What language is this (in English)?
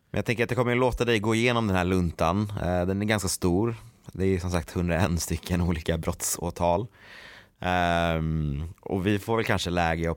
Swedish